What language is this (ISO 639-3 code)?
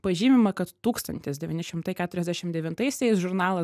lit